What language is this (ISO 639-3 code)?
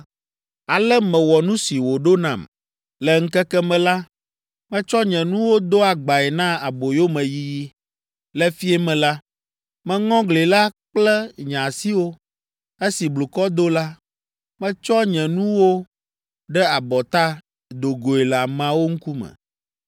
ewe